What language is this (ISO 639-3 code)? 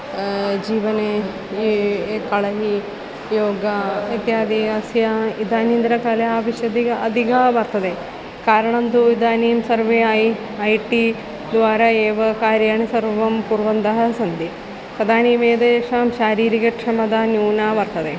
san